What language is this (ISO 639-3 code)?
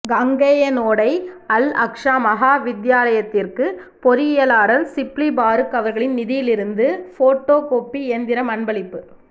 tam